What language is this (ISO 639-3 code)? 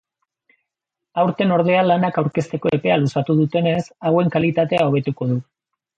eus